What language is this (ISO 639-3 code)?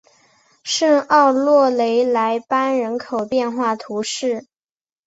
zho